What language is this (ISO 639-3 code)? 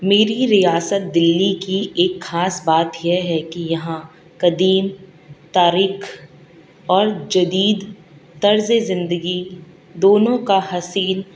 urd